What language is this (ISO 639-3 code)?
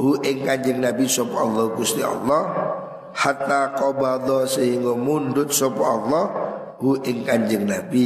ind